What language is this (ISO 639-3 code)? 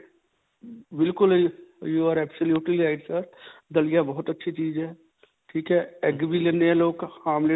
pan